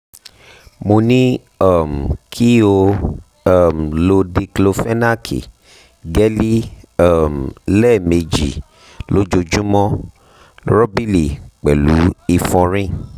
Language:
Yoruba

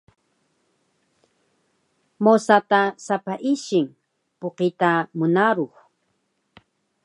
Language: Taroko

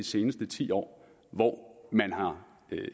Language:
Danish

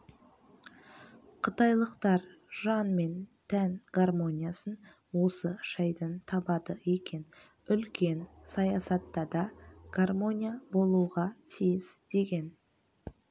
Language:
Kazakh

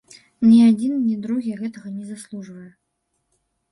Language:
Belarusian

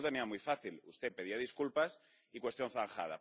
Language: Spanish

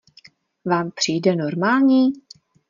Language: Czech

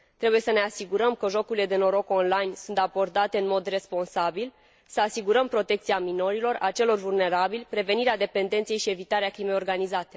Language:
Romanian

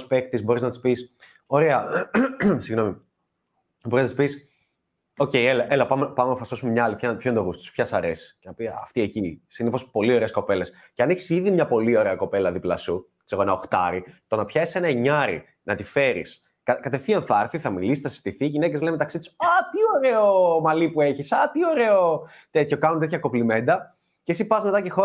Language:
Greek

